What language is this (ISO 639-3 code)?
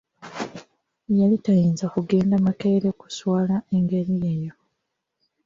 lug